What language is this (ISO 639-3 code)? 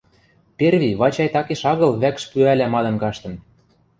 mrj